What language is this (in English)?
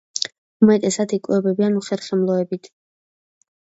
Georgian